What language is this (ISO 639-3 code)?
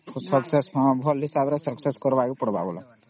ori